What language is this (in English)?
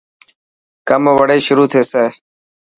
Dhatki